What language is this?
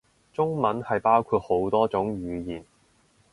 Cantonese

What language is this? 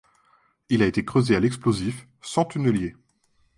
French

